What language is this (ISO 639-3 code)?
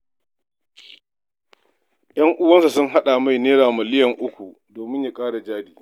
hau